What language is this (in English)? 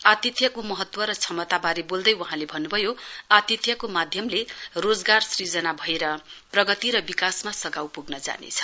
Nepali